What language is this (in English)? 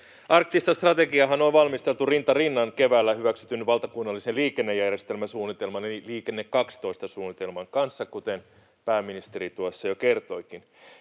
Finnish